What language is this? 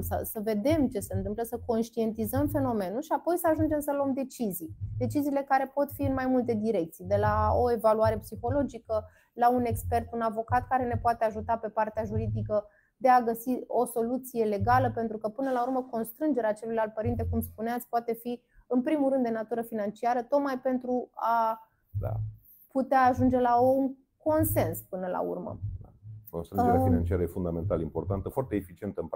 Romanian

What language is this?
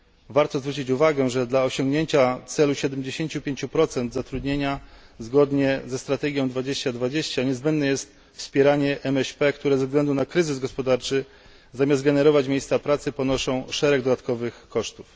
Polish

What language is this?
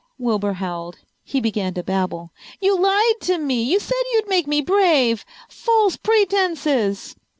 English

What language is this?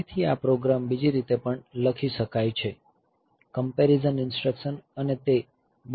Gujarati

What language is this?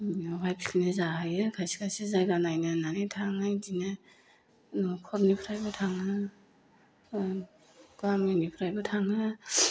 Bodo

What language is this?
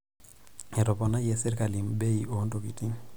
Masai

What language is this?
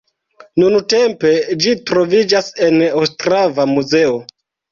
Esperanto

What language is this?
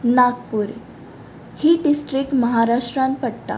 Konkani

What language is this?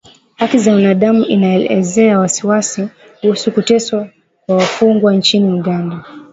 Swahili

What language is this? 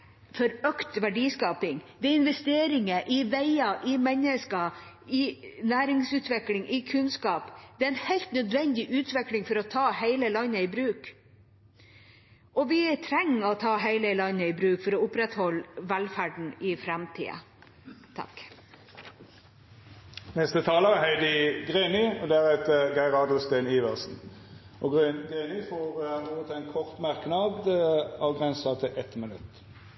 Norwegian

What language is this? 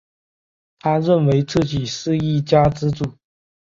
Chinese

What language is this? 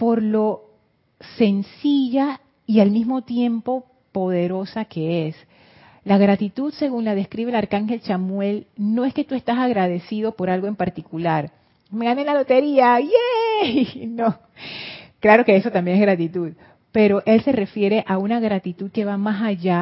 Spanish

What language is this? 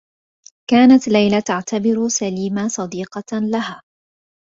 Arabic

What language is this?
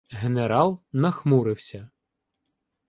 Ukrainian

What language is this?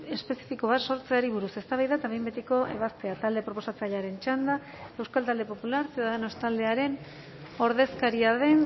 Basque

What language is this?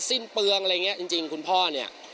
Thai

